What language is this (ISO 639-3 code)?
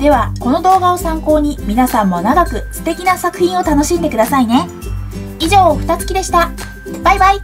jpn